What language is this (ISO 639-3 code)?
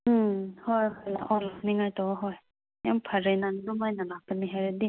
mni